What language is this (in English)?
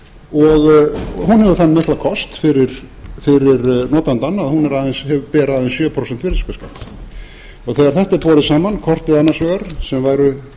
Icelandic